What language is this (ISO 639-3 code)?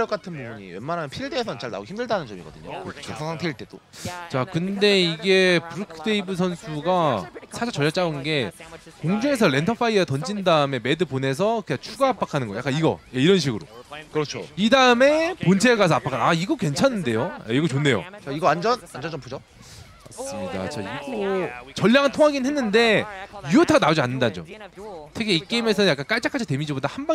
kor